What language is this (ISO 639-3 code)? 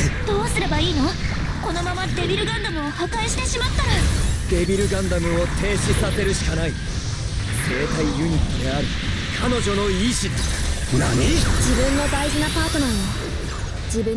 jpn